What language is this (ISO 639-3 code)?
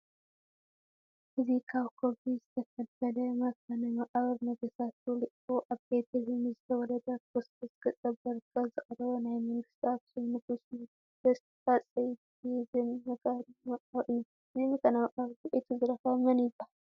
tir